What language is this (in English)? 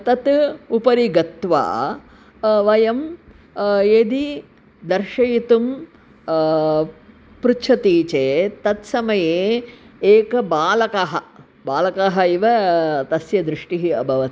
Sanskrit